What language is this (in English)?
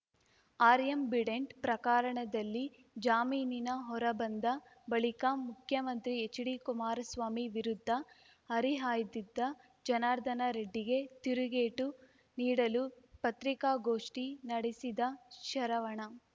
Kannada